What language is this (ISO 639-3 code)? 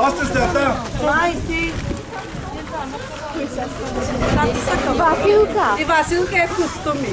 ron